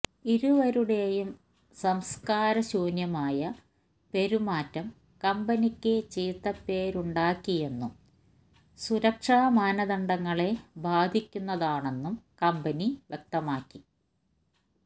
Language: Malayalam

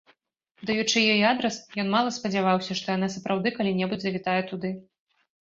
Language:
Belarusian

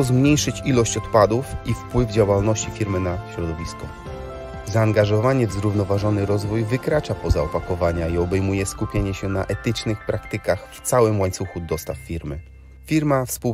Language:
Polish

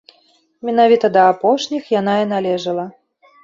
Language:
Belarusian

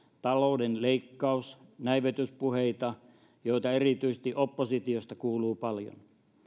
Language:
Finnish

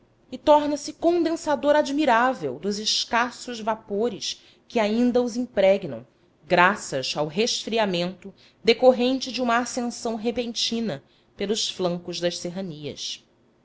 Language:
Portuguese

